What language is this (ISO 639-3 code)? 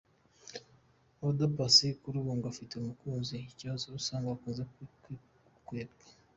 kin